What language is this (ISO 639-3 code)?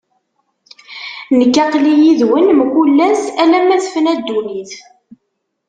kab